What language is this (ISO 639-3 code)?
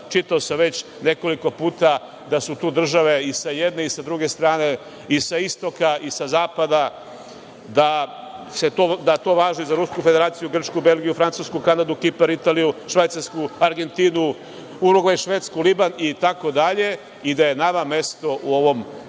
srp